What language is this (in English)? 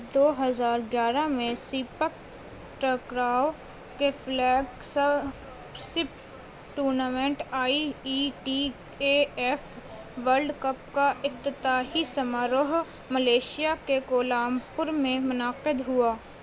Urdu